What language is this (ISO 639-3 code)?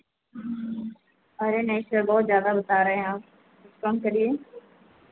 hin